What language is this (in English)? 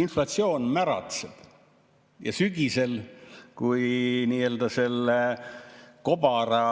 Estonian